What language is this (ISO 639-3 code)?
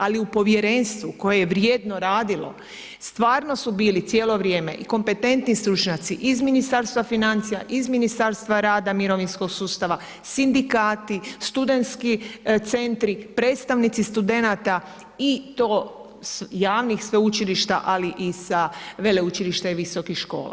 hrv